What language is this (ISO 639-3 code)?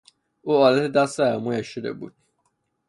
fas